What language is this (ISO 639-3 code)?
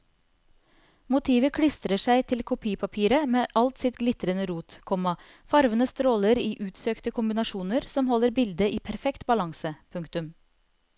nor